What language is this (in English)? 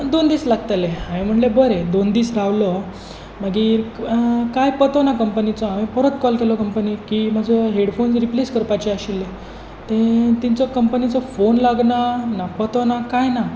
Konkani